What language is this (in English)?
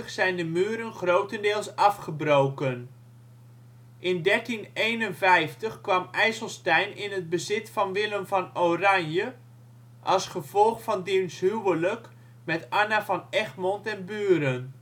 Dutch